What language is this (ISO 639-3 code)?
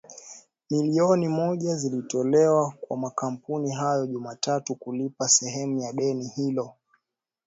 swa